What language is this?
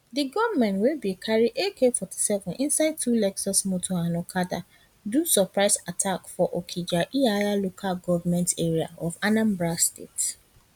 Nigerian Pidgin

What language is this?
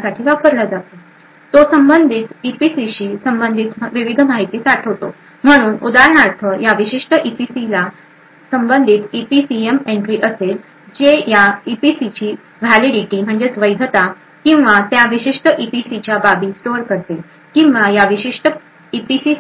Marathi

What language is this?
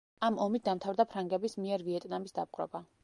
Georgian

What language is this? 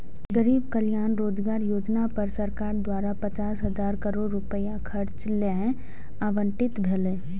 Maithili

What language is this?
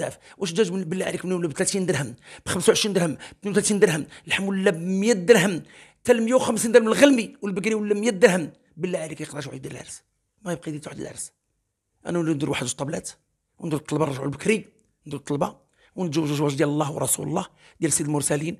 Arabic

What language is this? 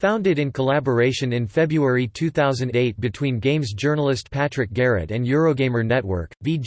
English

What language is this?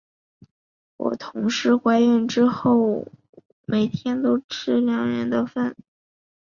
Chinese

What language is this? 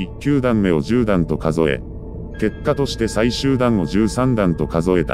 Japanese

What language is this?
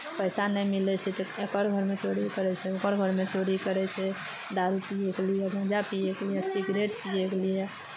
Maithili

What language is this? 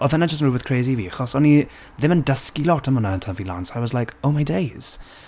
Welsh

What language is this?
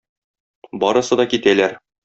Tatar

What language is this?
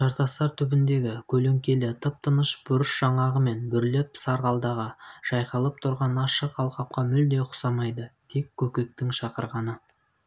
Kazakh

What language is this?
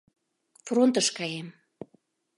Mari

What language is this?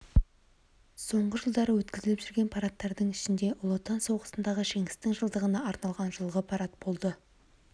Kazakh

